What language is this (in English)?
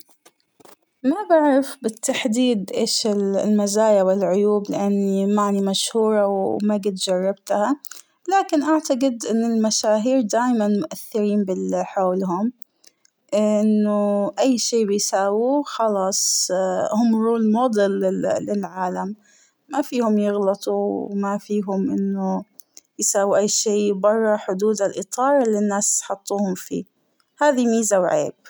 Hijazi Arabic